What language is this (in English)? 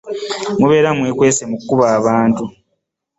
Ganda